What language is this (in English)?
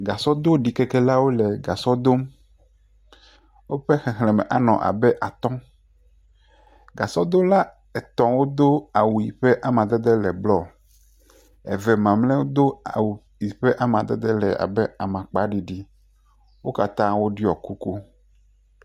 Ewe